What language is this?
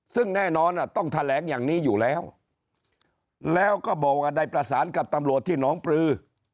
Thai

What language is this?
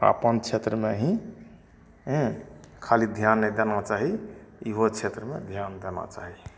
Maithili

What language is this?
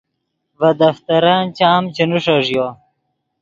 Yidgha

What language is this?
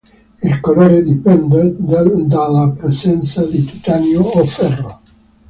Italian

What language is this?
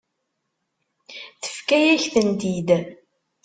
Kabyle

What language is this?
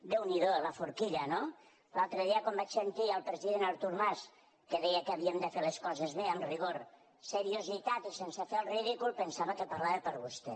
Catalan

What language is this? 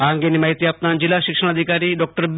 Gujarati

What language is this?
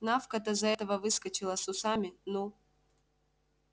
Russian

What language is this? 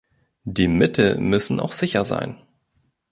German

